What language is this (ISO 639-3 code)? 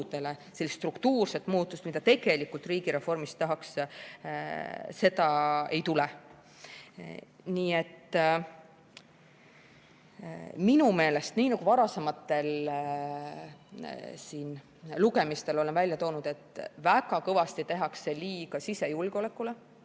est